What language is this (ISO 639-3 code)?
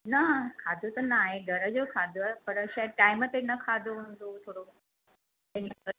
snd